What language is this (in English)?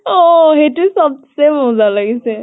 Assamese